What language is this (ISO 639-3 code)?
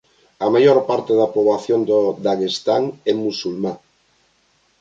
glg